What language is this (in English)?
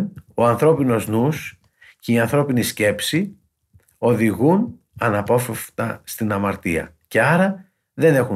Greek